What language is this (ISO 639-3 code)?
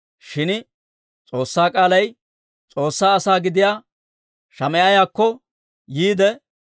dwr